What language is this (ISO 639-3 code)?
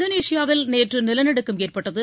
tam